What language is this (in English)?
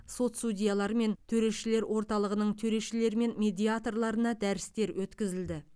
Kazakh